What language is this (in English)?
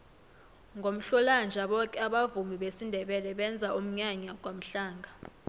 South Ndebele